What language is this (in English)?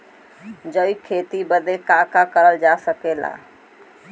Bhojpuri